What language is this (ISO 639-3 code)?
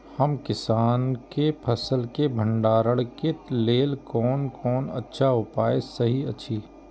mai